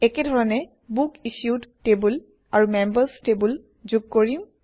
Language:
Assamese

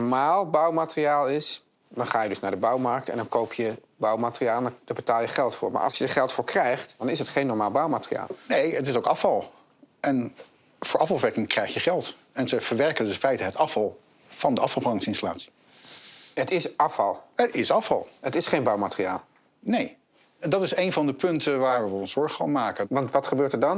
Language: Dutch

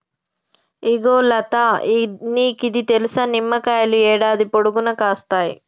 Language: Telugu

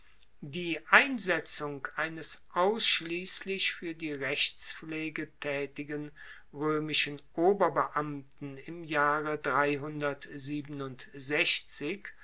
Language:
German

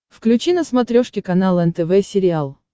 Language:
Russian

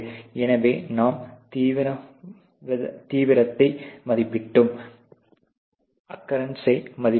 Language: Tamil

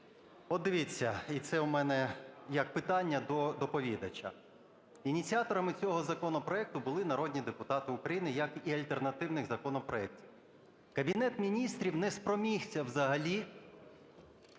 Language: Ukrainian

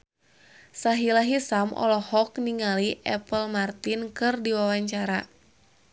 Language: Sundanese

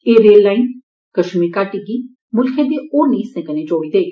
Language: Dogri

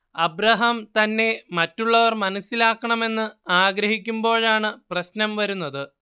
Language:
Malayalam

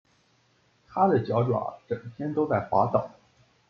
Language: Chinese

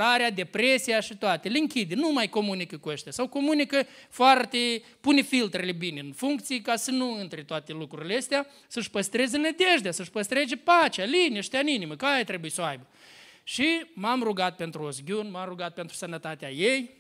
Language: Romanian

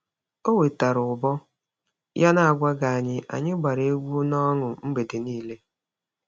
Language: Igbo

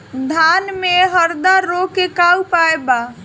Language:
Bhojpuri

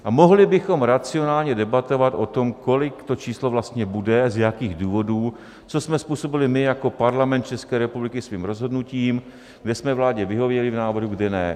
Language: Czech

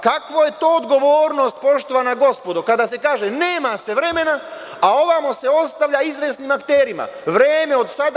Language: Serbian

